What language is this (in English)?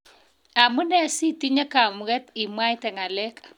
Kalenjin